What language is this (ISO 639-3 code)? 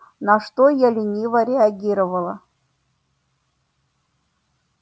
rus